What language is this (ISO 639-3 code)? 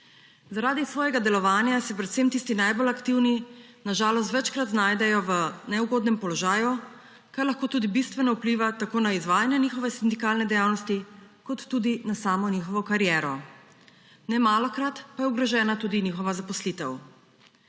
slv